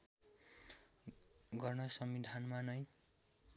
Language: Nepali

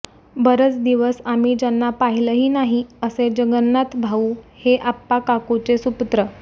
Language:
Marathi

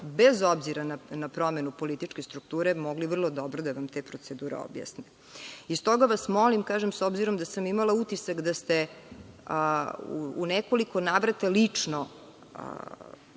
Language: Serbian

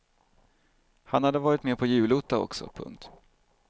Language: Swedish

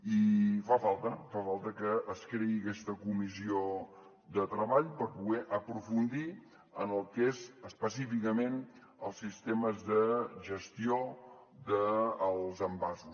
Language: Catalan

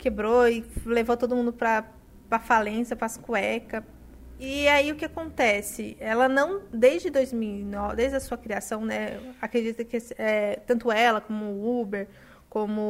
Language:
Portuguese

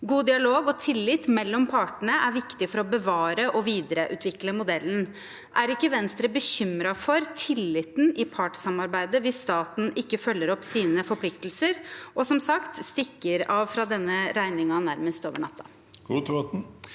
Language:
Norwegian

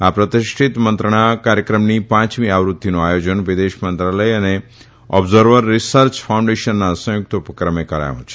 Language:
Gujarati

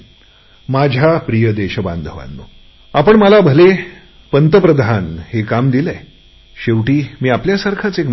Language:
Marathi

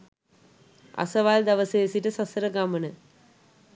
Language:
Sinhala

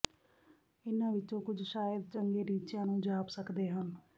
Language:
Punjabi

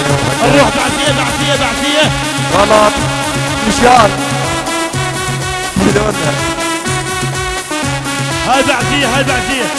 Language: Arabic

